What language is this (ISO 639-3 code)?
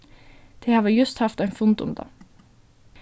fao